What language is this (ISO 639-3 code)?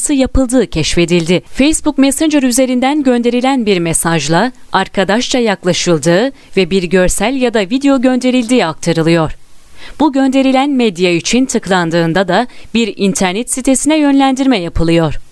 tur